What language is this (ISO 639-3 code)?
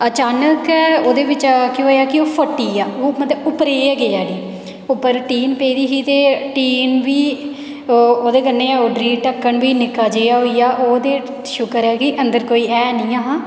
doi